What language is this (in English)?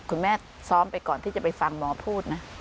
Thai